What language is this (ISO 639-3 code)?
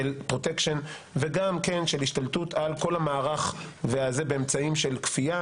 heb